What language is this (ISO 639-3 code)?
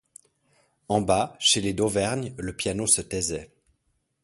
fra